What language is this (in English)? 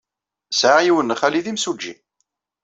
Kabyle